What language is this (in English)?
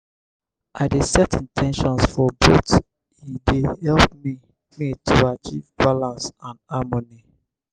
Nigerian Pidgin